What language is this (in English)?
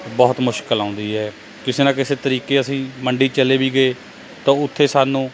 Punjabi